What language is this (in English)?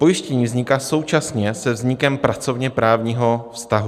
Czech